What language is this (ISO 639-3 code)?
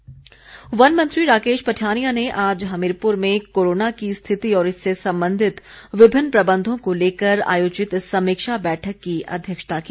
hin